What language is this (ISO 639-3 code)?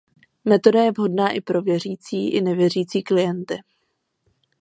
ces